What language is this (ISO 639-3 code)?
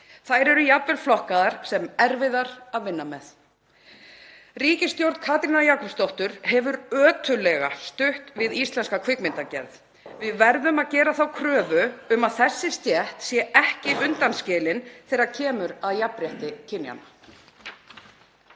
isl